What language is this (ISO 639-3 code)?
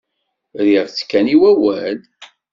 kab